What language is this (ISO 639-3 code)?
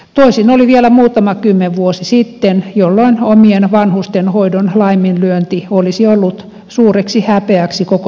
fin